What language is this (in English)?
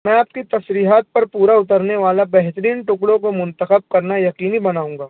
Urdu